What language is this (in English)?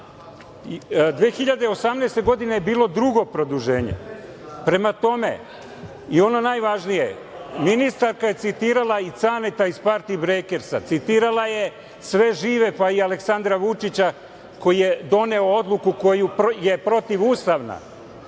Serbian